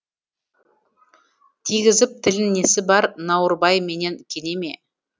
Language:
Kazakh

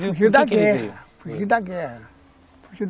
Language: Portuguese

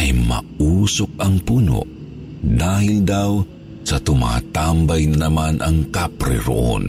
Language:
Filipino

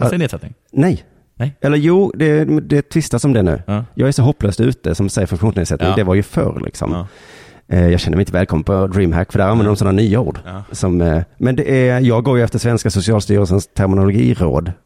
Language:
Swedish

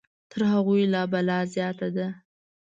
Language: Pashto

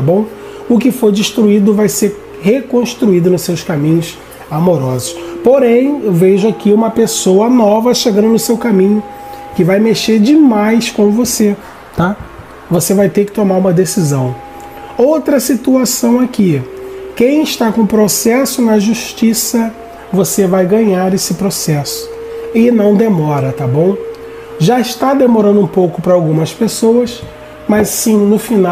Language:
Portuguese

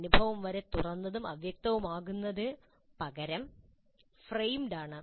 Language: Malayalam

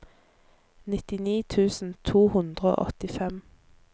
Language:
Norwegian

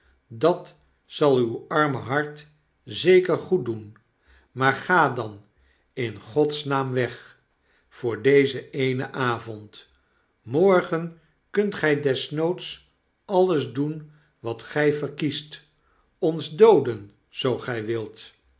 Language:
Dutch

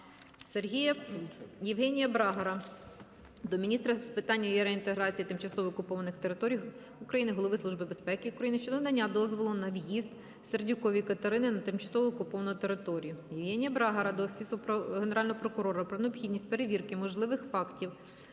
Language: Ukrainian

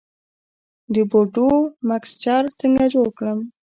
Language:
Pashto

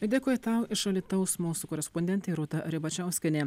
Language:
Lithuanian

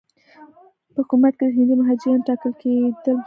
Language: Pashto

